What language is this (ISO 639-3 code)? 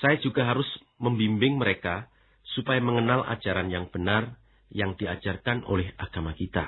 ind